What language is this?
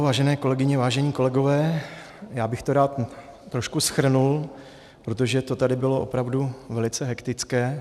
Czech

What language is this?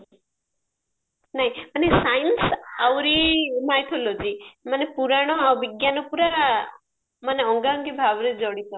Odia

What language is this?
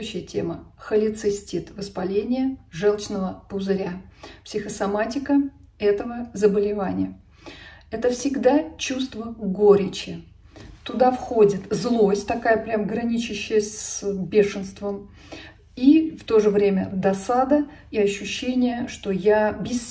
Russian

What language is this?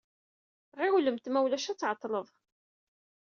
Kabyle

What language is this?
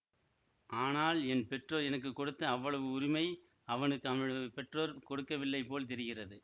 Tamil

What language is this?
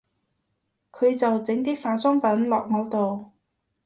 Cantonese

